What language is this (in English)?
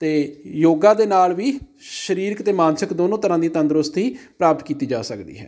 Punjabi